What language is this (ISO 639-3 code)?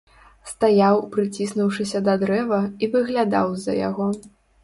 bel